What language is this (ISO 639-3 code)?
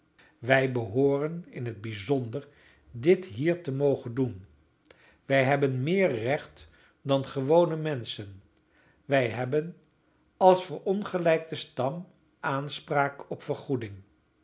nld